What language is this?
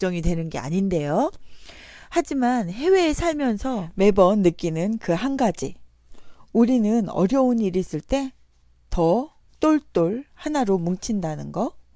Korean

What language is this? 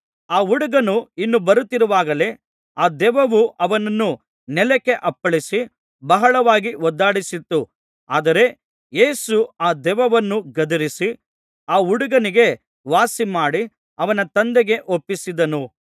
Kannada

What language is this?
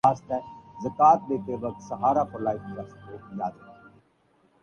Urdu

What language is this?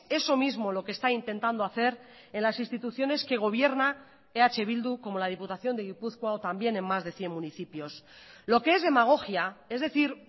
Spanish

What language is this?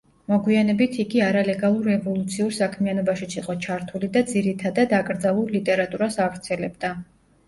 Georgian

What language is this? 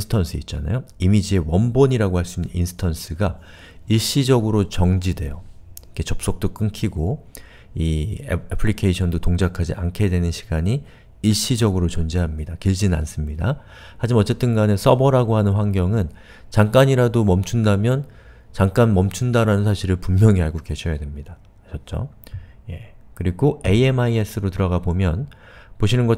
Korean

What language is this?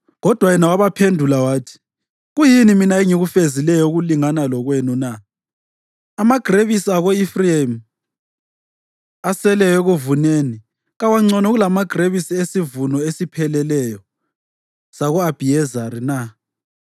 North Ndebele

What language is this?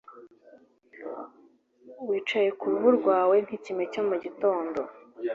Kinyarwanda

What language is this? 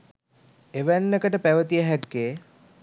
Sinhala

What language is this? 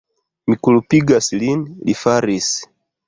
Esperanto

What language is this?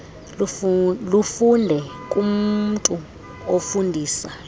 Xhosa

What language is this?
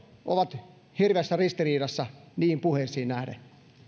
Finnish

